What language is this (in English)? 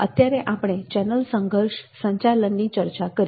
Gujarati